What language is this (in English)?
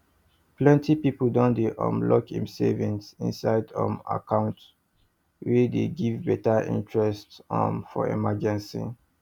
Nigerian Pidgin